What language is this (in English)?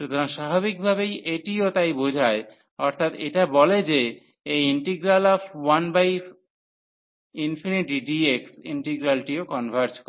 Bangla